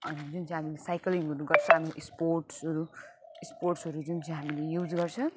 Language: Nepali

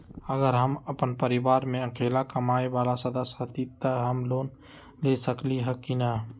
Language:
Magahi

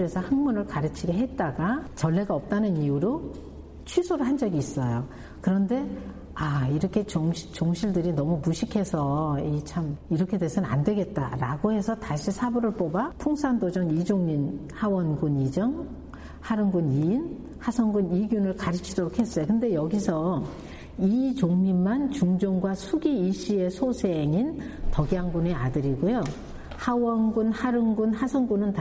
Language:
Korean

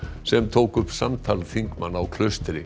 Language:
Icelandic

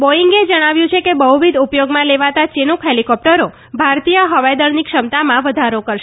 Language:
Gujarati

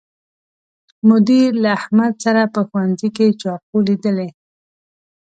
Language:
Pashto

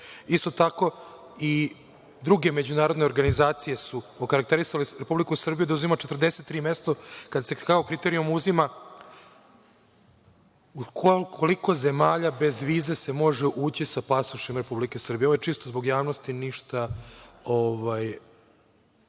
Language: Serbian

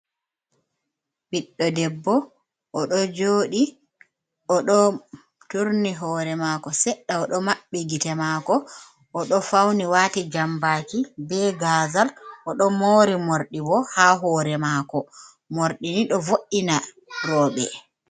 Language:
Fula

